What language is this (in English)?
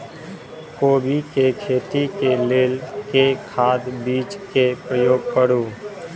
Maithili